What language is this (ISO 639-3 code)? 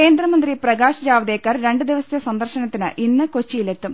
mal